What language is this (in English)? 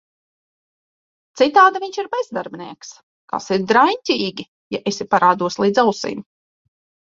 Latvian